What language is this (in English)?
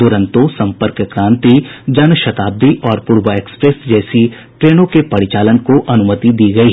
Hindi